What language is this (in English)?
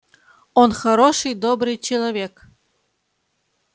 Russian